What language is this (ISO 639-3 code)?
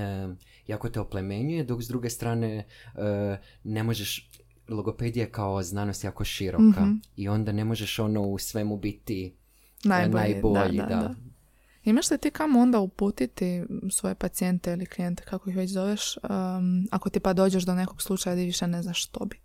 hrv